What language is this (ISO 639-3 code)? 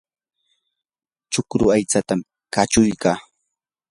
qur